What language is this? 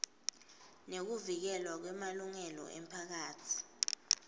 Swati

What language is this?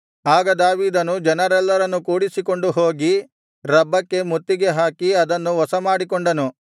Kannada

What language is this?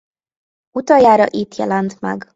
Hungarian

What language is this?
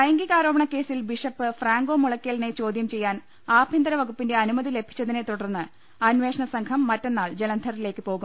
Malayalam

